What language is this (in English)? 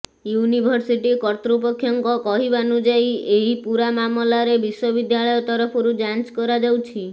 Odia